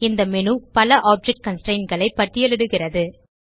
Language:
Tamil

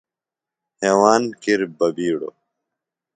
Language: Phalura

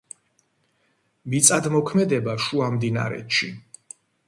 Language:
Georgian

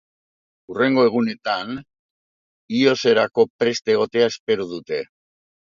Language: Basque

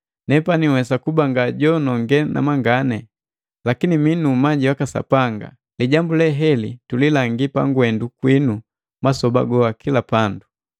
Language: Matengo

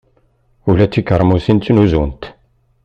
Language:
Kabyle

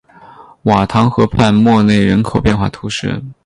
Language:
Chinese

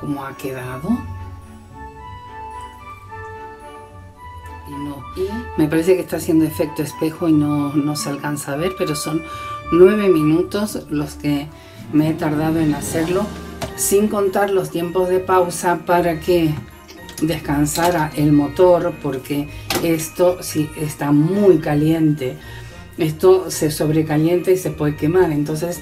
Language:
Spanish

